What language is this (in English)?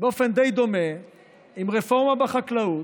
Hebrew